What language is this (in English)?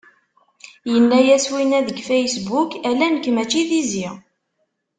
Kabyle